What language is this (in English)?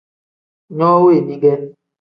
Tem